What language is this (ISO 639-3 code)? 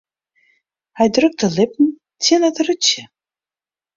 fry